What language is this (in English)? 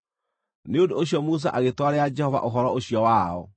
Kikuyu